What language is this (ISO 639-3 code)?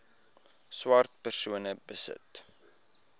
afr